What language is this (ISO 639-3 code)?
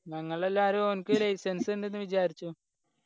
mal